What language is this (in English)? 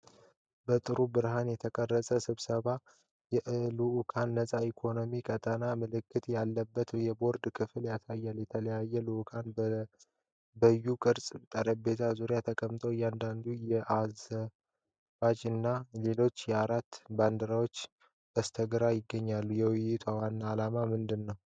Amharic